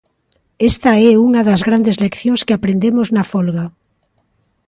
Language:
Galician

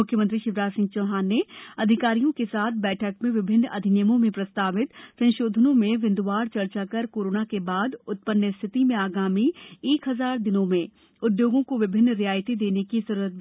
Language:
Hindi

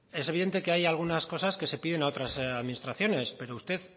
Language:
Spanish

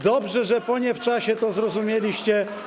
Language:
Polish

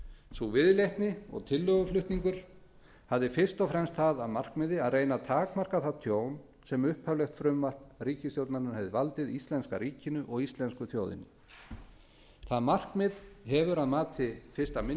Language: Icelandic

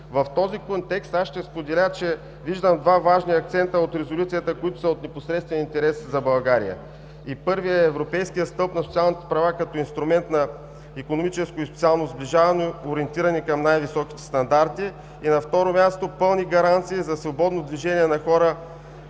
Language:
Bulgarian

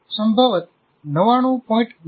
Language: Gujarati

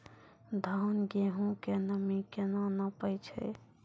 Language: Maithili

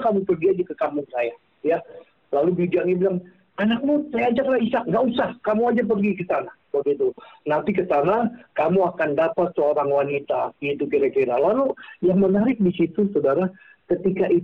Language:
Indonesian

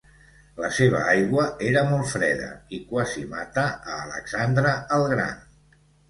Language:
Catalan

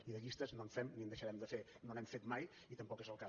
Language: Catalan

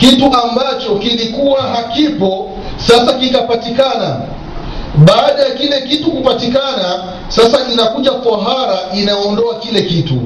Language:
Swahili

